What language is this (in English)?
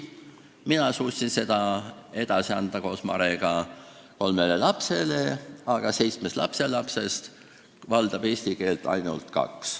Estonian